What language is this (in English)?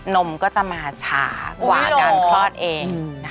Thai